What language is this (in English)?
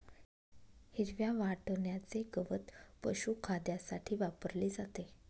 Marathi